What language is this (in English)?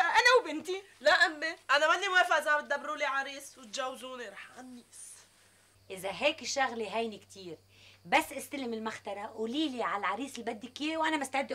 Arabic